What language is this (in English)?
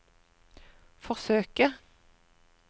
Norwegian